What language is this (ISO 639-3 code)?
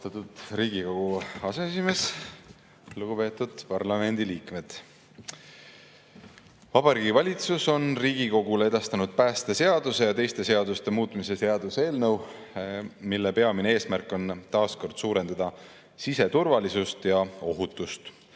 est